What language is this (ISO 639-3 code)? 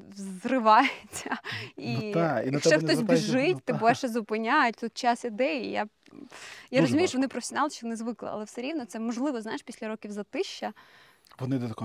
ukr